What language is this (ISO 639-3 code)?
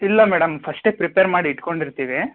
kan